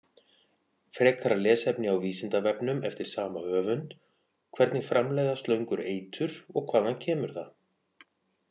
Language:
Icelandic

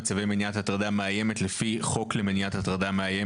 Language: Hebrew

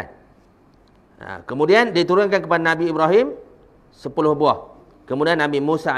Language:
Malay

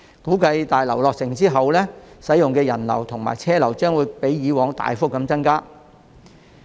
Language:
Cantonese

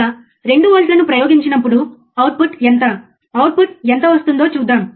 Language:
Telugu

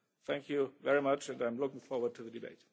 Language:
English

